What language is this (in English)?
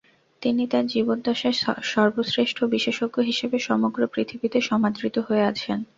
Bangla